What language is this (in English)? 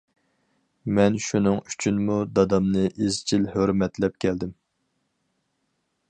Uyghur